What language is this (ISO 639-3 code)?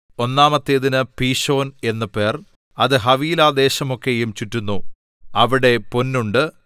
mal